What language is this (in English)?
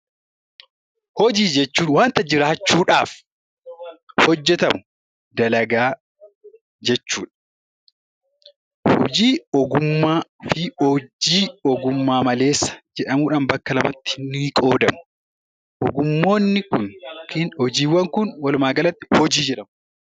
Oromo